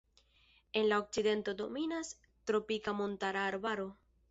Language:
Esperanto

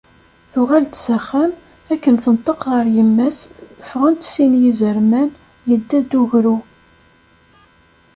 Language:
Kabyle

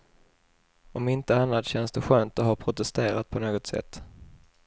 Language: Swedish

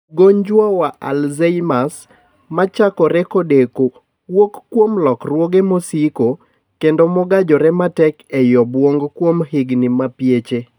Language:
Luo (Kenya and Tanzania)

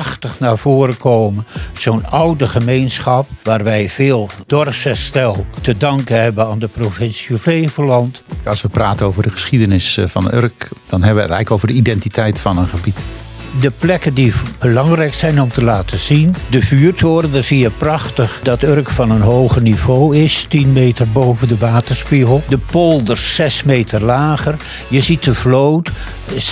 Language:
Dutch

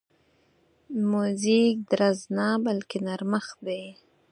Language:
Pashto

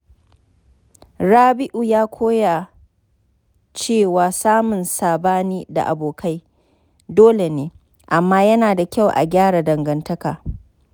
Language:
Hausa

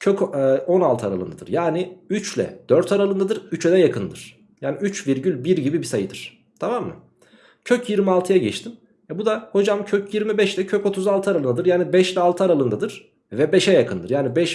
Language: Turkish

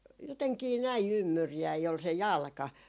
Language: Finnish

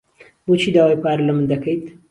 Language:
Central Kurdish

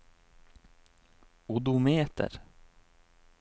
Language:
Norwegian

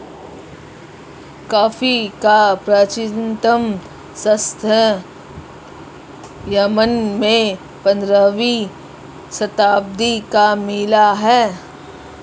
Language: Hindi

